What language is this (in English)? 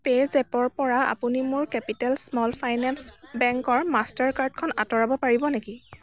Assamese